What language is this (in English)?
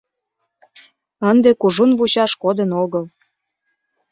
Mari